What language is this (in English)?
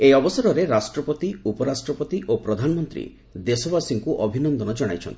Odia